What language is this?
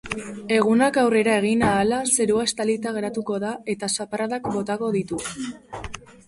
Basque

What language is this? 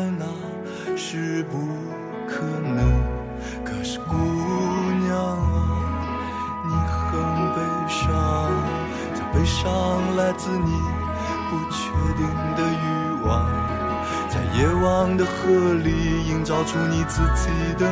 Chinese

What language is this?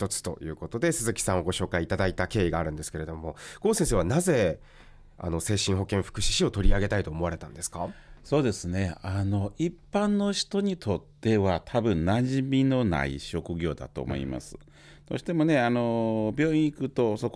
Japanese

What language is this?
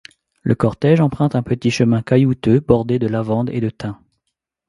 French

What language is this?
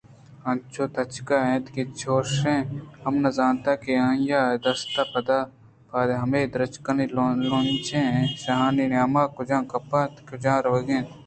Eastern Balochi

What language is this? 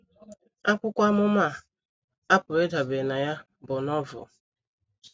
Igbo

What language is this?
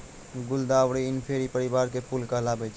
Maithili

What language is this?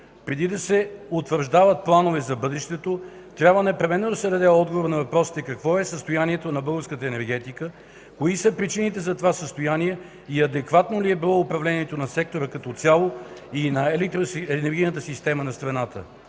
Bulgarian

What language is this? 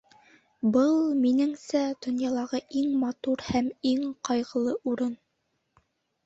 Bashkir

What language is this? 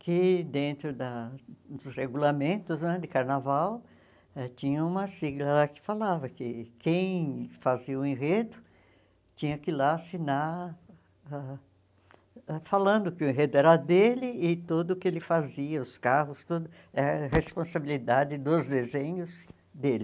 Portuguese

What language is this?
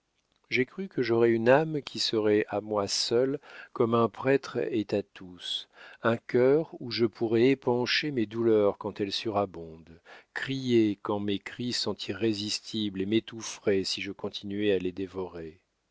French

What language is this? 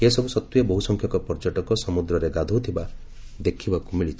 Odia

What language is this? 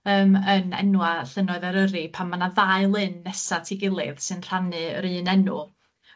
Welsh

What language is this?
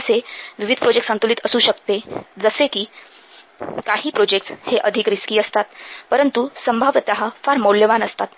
Marathi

